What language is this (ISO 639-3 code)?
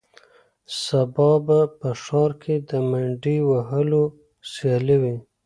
pus